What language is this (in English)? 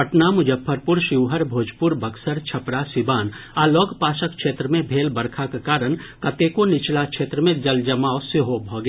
Maithili